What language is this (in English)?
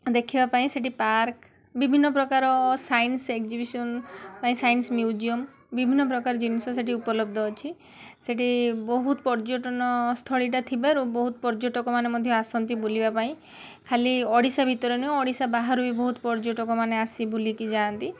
Odia